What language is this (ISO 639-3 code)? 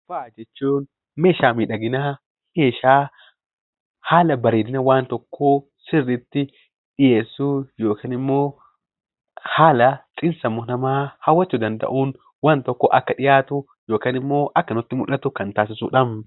orm